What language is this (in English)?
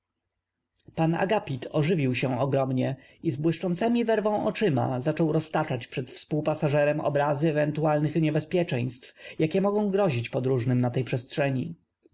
Polish